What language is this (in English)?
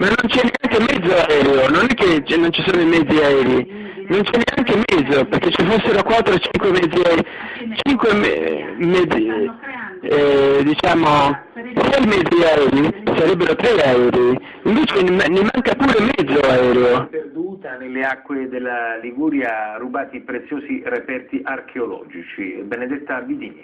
Italian